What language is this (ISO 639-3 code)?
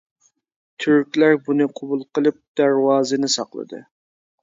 uig